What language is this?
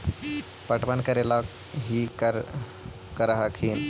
Magahi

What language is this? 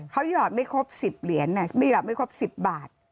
Thai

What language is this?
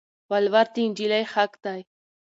Pashto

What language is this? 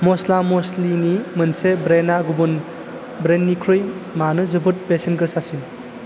Bodo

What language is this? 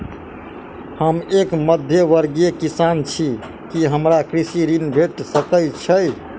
Maithili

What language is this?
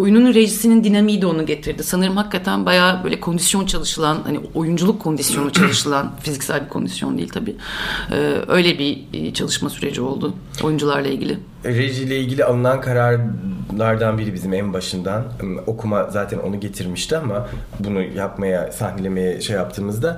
Turkish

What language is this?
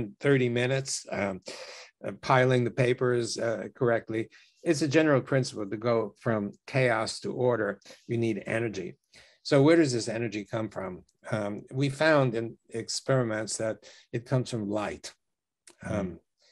English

